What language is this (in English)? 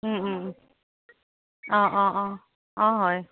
Assamese